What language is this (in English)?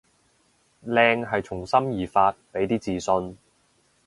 Cantonese